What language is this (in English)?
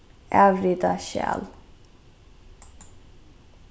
Faroese